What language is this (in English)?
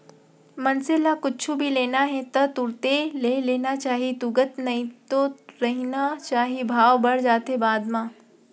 Chhattisgarhi